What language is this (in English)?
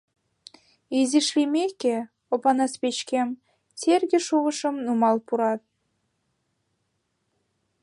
Mari